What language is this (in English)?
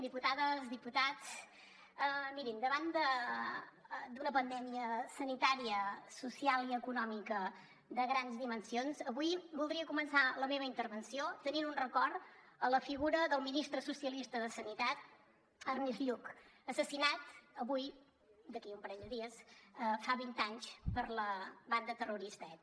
Catalan